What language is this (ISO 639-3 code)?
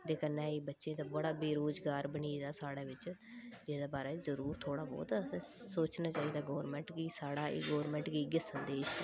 doi